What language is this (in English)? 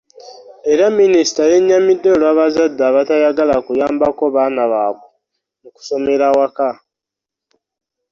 Ganda